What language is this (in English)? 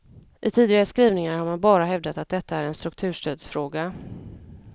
Swedish